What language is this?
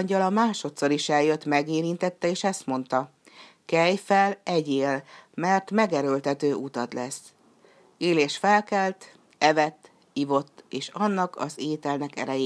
Hungarian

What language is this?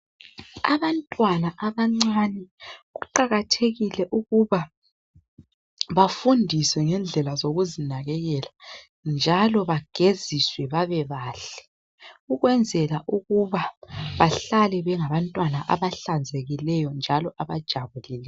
North Ndebele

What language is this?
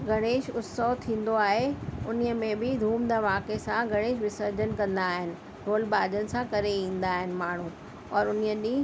Sindhi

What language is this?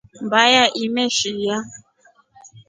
Rombo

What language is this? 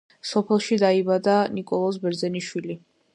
Georgian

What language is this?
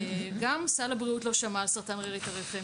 Hebrew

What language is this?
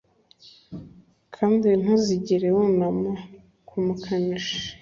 Kinyarwanda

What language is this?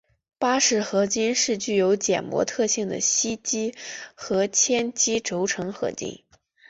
Chinese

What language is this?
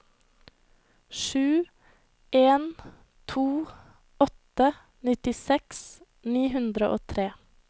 Norwegian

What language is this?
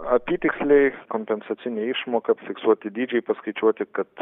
Lithuanian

